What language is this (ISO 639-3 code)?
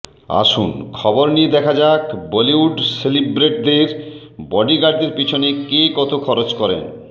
ben